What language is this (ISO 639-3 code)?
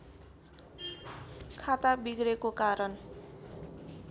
nep